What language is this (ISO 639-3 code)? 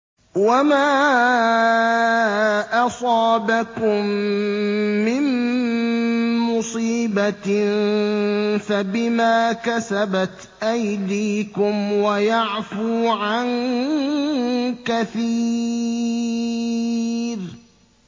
ara